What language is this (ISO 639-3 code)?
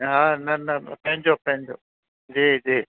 snd